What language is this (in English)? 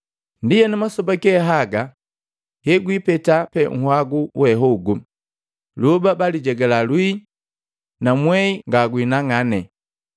Matengo